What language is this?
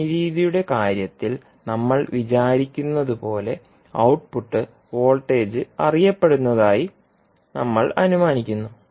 Malayalam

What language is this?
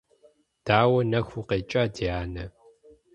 Kabardian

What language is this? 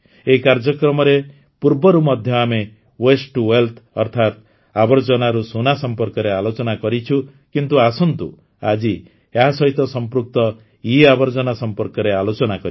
Odia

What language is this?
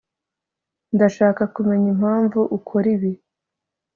Kinyarwanda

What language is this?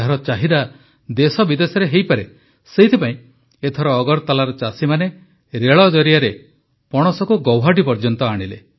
Odia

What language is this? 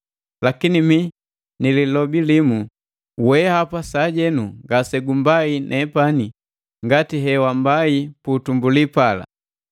Matengo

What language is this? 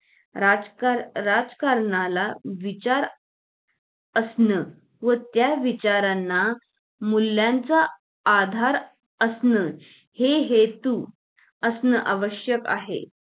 Marathi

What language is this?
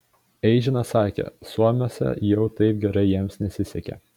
Lithuanian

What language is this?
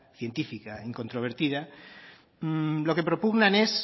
Spanish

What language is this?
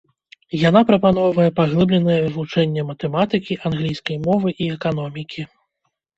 Belarusian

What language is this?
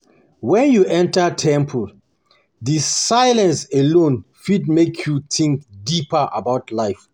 Nigerian Pidgin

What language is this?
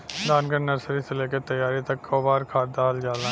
Bhojpuri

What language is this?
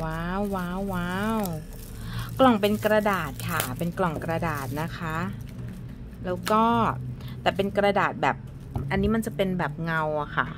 Thai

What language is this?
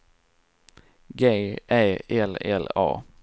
Swedish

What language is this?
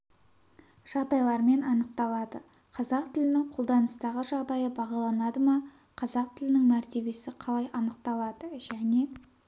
Kazakh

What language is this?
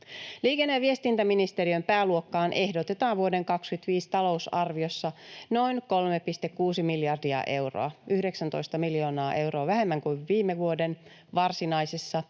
Finnish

